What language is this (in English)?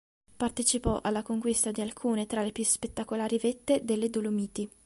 Italian